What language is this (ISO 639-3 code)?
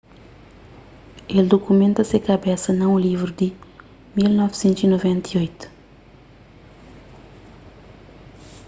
kea